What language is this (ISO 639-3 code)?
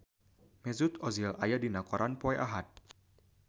sun